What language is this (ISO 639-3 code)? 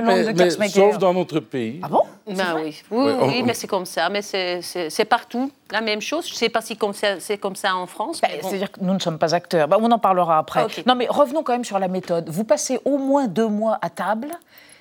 fra